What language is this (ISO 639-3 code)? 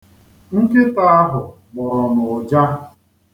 ibo